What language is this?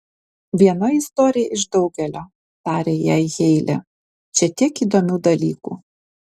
Lithuanian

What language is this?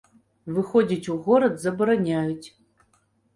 Belarusian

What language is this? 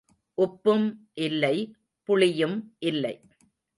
Tamil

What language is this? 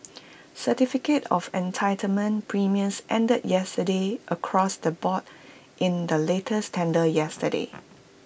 English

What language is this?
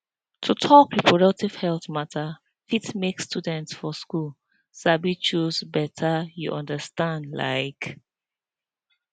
Nigerian Pidgin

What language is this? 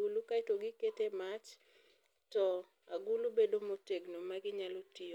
Luo (Kenya and Tanzania)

